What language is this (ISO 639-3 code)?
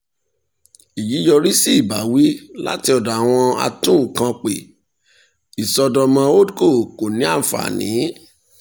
yor